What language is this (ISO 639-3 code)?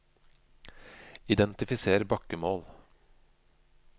nor